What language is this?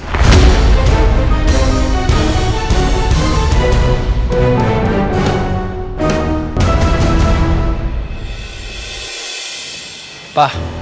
Indonesian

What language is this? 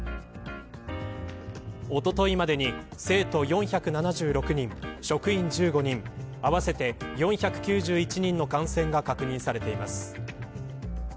Japanese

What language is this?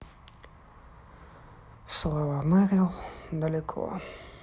Russian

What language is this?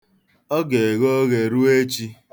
Igbo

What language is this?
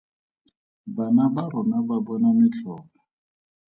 Tswana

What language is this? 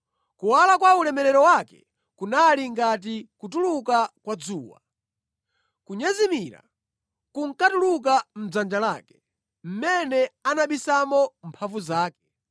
Nyanja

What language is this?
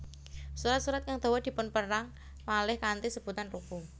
Javanese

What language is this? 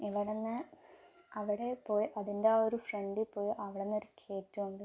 Malayalam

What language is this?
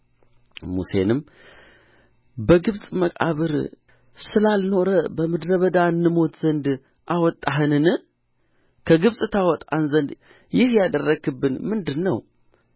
Amharic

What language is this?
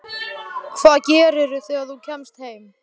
Icelandic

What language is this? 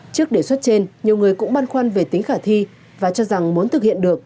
Vietnamese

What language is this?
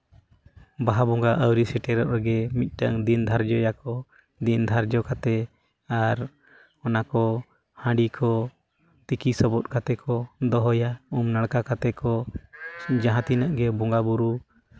Santali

